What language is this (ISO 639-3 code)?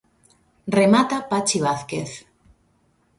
glg